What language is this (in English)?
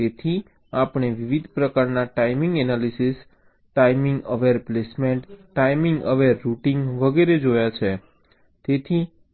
Gujarati